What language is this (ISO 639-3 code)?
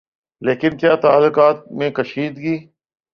urd